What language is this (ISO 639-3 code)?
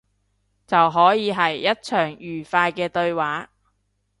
yue